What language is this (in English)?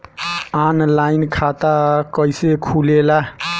Bhojpuri